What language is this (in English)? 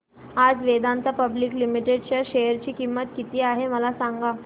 Marathi